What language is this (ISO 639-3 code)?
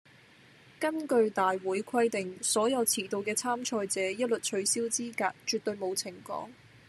yue